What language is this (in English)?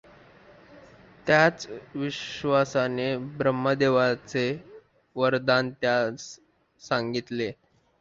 Marathi